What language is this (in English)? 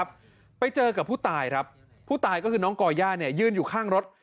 Thai